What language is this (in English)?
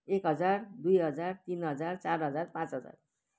Nepali